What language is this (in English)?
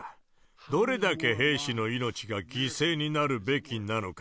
Japanese